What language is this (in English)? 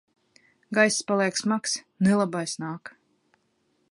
Latvian